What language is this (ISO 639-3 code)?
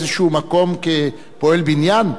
heb